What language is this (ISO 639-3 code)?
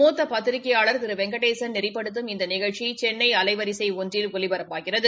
tam